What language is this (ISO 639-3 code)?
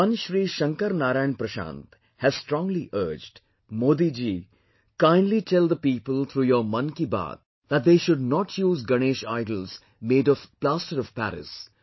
eng